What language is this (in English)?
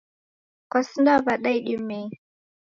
Taita